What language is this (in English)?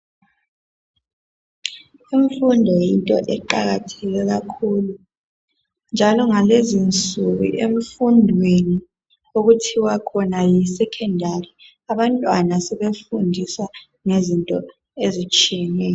North Ndebele